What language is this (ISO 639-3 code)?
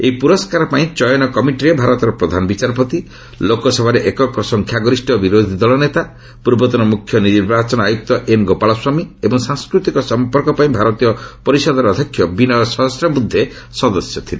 ori